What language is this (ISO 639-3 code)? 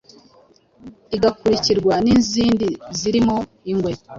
kin